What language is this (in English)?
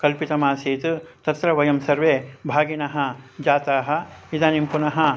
Sanskrit